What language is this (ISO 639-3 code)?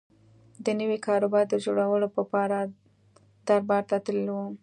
pus